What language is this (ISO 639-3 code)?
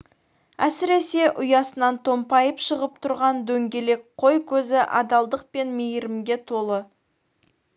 kaz